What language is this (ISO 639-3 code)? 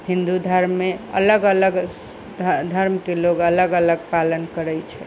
mai